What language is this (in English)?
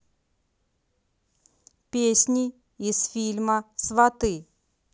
Russian